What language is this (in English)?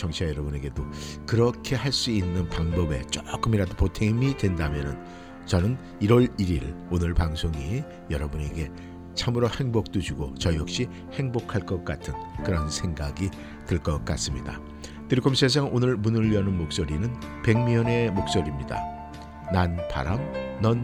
Korean